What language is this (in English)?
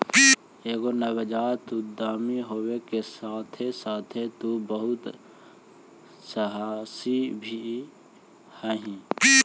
Magahi